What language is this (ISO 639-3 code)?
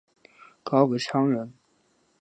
zho